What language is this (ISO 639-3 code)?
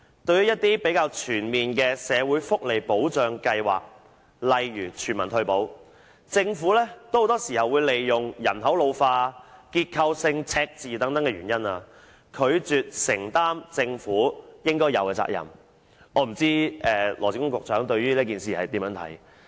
yue